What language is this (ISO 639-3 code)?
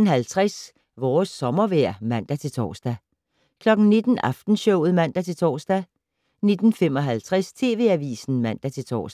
dan